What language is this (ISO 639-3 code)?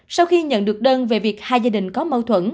vie